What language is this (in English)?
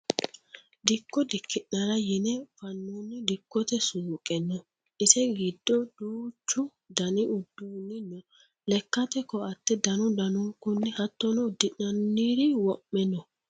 Sidamo